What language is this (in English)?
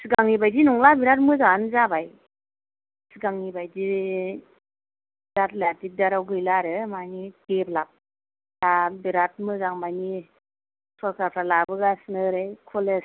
Bodo